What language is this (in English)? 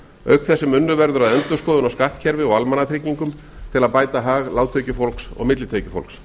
Icelandic